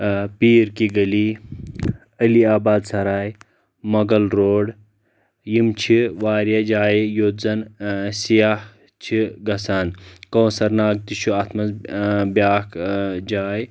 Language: Kashmiri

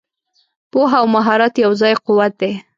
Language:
Pashto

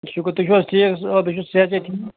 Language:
Kashmiri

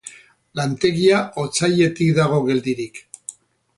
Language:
Basque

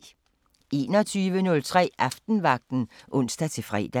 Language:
Danish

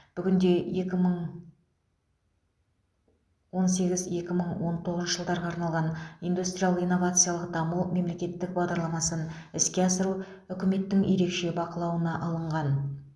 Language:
Kazakh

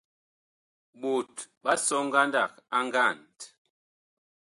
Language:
Bakoko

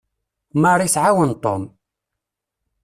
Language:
Kabyle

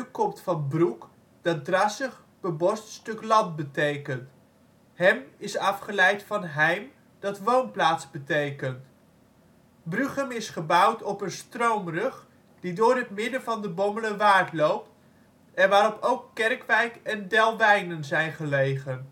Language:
Dutch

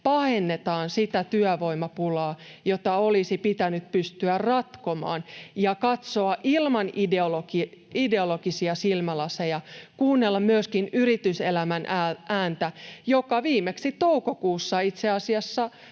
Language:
Finnish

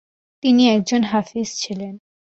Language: Bangla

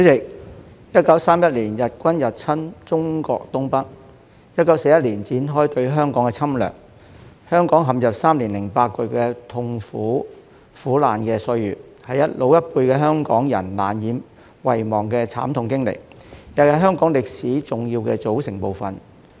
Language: Cantonese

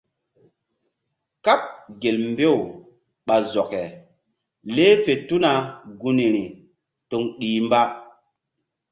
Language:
Mbum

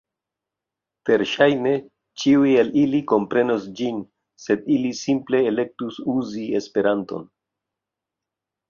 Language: Esperanto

